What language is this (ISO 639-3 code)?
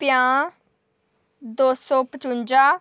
doi